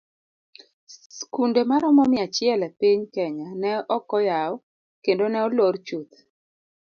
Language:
Luo (Kenya and Tanzania)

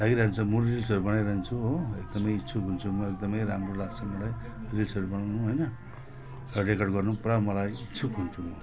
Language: Nepali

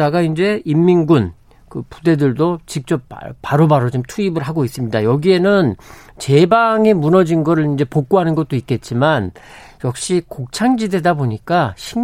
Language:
Korean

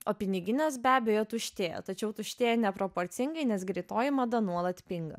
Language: Lithuanian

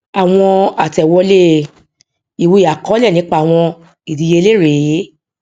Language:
Yoruba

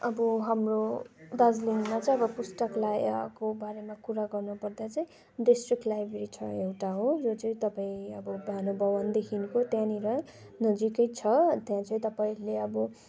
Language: Nepali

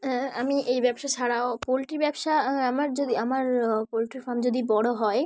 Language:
Bangla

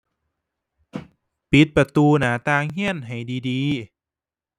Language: Thai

